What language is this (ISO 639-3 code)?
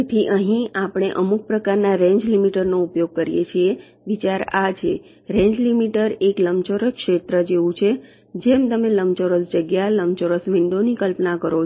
guj